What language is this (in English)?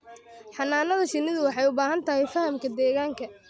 Somali